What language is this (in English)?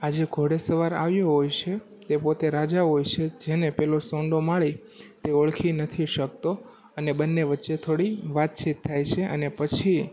Gujarati